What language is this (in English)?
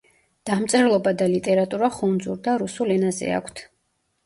Georgian